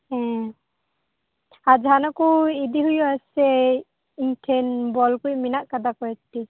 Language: Santali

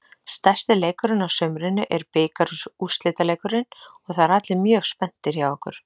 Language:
Icelandic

